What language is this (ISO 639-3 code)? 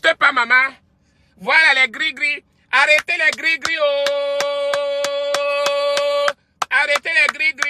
fra